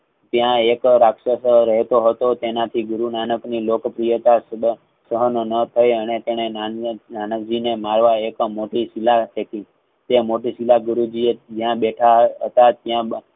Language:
Gujarati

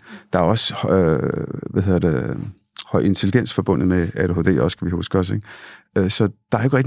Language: Danish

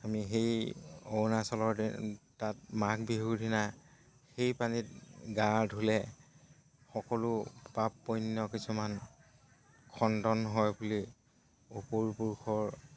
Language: Assamese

